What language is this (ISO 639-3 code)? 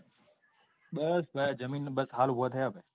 guj